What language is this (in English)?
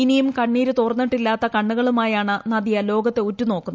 Malayalam